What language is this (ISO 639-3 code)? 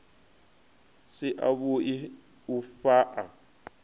ven